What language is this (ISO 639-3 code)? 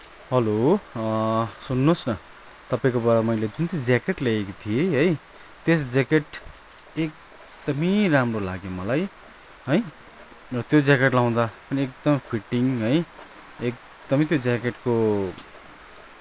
nep